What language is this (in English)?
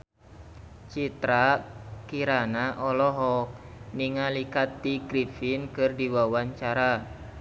Sundanese